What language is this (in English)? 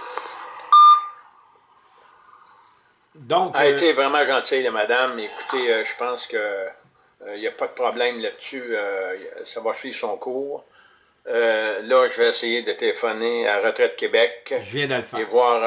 French